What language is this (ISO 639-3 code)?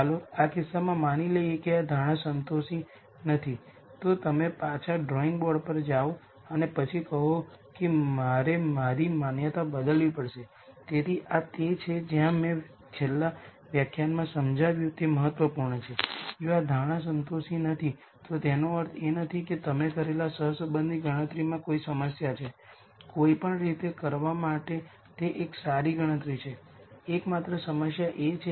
guj